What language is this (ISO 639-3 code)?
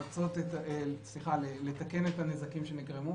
heb